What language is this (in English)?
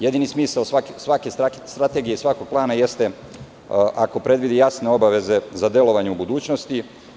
Serbian